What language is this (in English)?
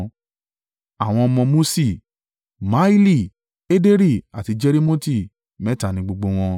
Yoruba